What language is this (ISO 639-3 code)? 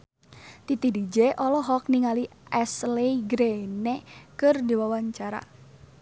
sun